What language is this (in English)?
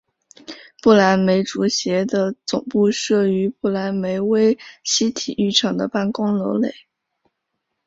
Chinese